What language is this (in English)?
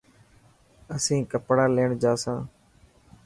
Dhatki